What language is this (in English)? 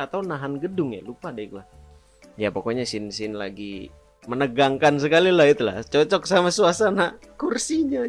Indonesian